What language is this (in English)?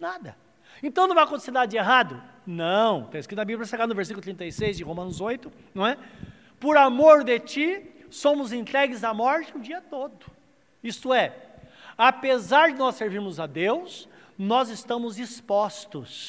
Portuguese